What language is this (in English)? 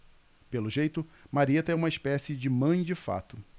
Portuguese